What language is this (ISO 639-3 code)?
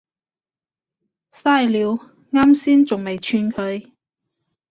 yue